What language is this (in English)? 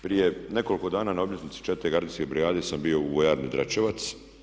Croatian